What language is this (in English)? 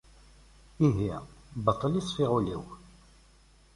Kabyle